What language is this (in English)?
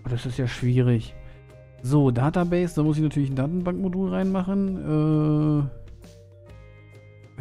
German